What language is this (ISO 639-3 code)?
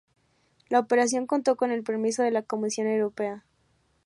spa